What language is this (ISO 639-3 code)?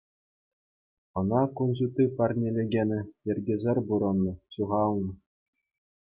chv